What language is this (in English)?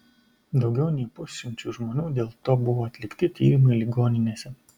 Lithuanian